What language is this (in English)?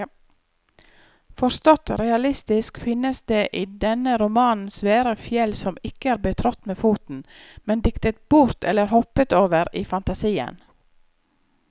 Norwegian